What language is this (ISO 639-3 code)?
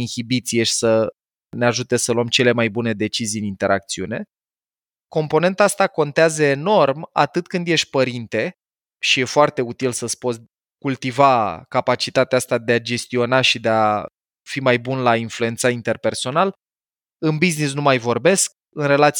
ron